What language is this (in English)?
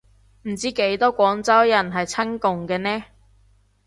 Cantonese